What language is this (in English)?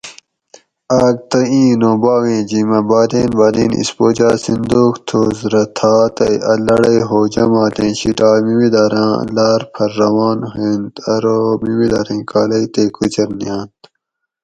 Gawri